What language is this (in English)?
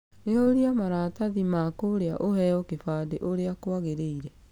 Kikuyu